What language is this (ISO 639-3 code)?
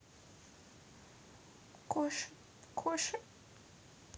rus